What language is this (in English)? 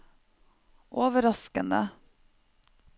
Norwegian